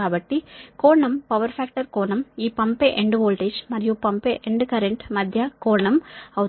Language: Telugu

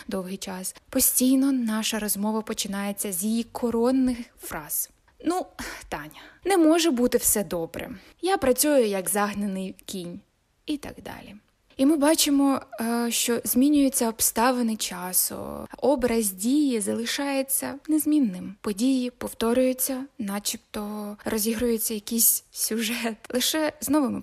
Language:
Ukrainian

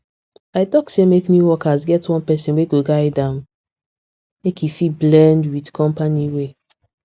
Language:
Nigerian Pidgin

